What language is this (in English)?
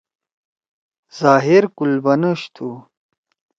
Torwali